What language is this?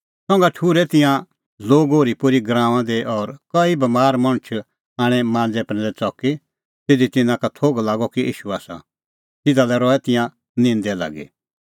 Kullu Pahari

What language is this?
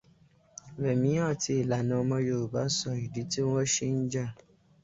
Yoruba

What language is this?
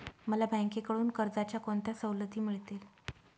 Marathi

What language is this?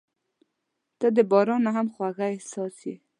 Pashto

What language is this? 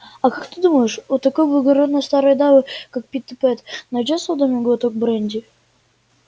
Russian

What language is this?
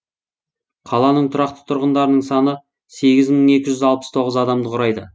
Kazakh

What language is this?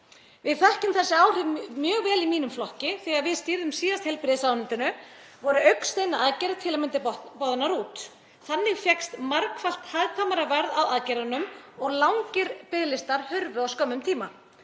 Icelandic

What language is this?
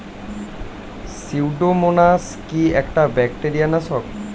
Bangla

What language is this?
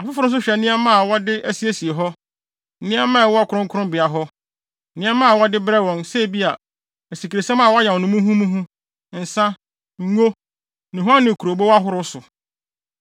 Akan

